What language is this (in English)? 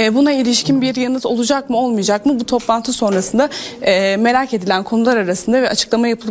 Turkish